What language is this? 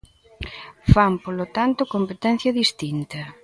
Galician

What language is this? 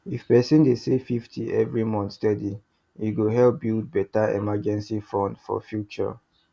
Nigerian Pidgin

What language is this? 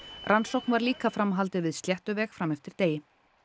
Icelandic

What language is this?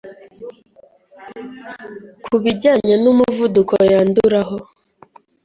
Kinyarwanda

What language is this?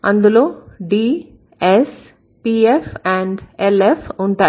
Telugu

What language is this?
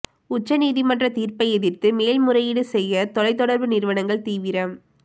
Tamil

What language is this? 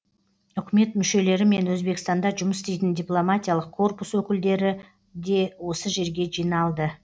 Kazakh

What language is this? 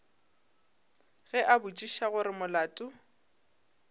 Northern Sotho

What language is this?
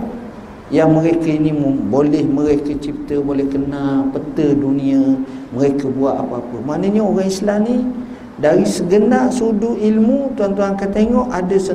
Malay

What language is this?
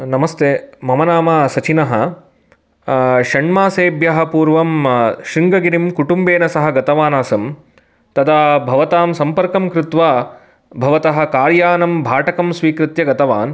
Sanskrit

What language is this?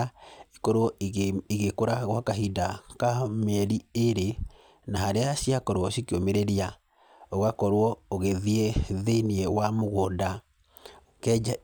Kikuyu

